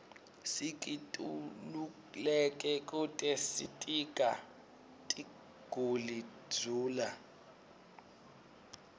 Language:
Swati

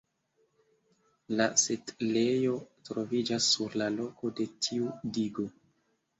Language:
Esperanto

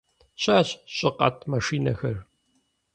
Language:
Kabardian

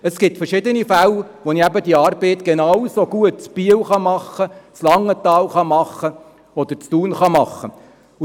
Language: Swiss German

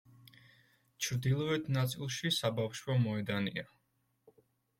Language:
Georgian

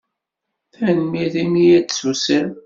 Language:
Kabyle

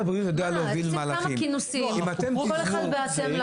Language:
Hebrew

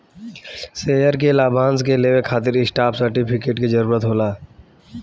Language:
Bhojpuri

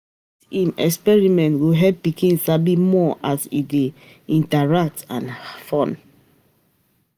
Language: Nigerian Pidgin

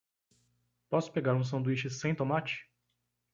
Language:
Portuguese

